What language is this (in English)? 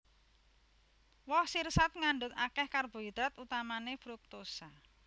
Javanese